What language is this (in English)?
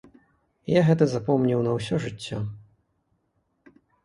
Belarusian